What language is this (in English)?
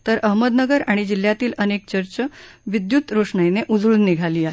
Marathi